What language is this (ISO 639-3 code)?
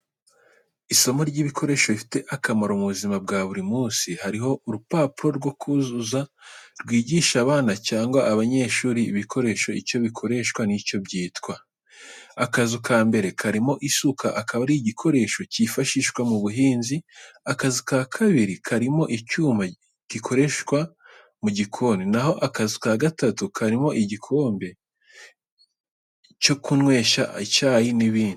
kin